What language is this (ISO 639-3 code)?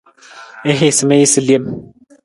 nmz